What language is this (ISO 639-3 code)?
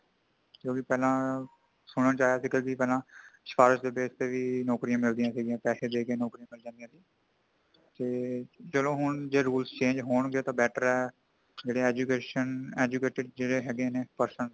pan